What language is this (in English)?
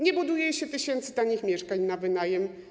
Polish